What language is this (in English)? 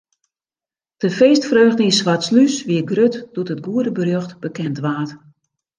Western Frisian